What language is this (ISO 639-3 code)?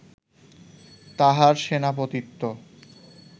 ben